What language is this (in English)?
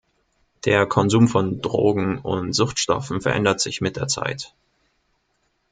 German